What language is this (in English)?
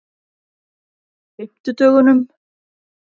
Icelandic